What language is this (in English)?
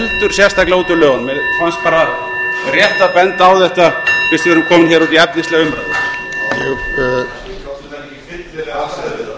Icelandic